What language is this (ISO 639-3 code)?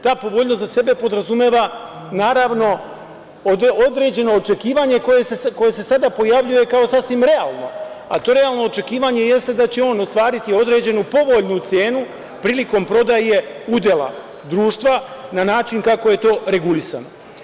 srp